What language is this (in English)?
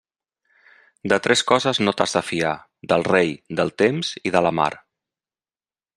Catalan